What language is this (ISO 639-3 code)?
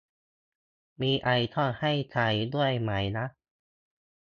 tha